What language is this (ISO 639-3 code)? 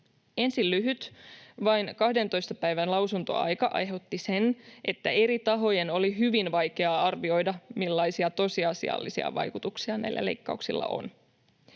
fin